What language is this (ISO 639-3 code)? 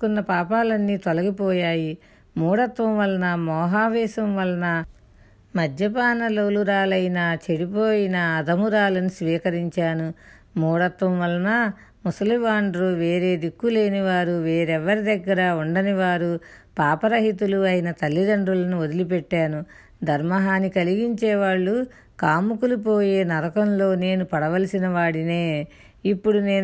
tel